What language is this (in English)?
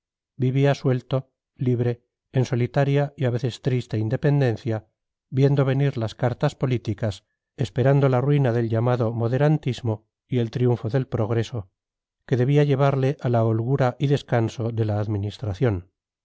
Spanish